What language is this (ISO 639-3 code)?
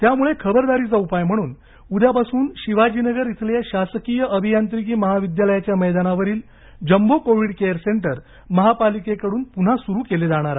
mar